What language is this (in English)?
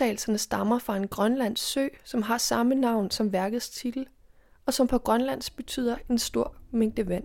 Danish